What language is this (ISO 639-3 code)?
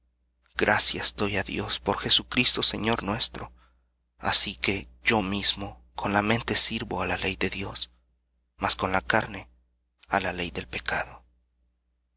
spa